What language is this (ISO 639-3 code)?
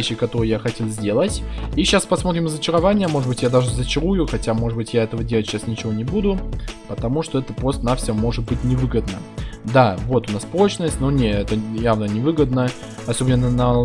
rus